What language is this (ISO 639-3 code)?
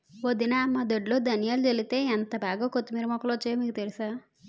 tel